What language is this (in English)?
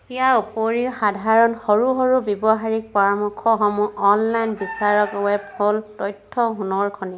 Assamese